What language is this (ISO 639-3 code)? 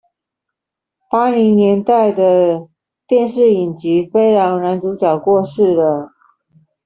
zho